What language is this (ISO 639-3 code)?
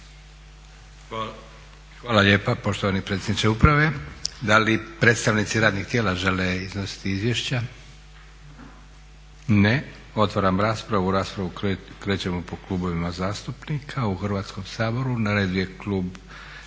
hrv